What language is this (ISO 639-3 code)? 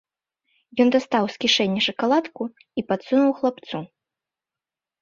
bel